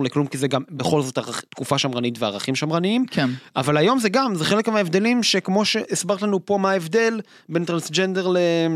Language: Hebrew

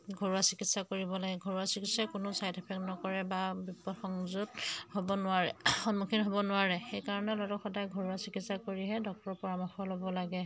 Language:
Assamese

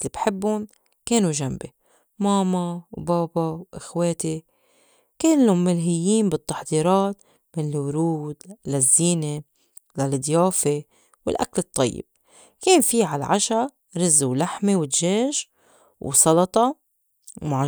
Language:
North Levantine Arabic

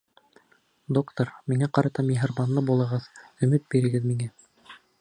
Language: Bashkir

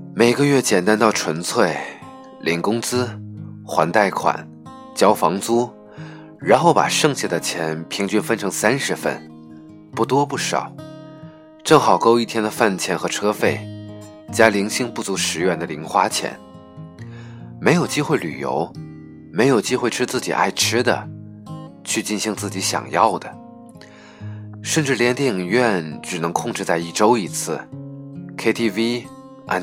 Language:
Chinese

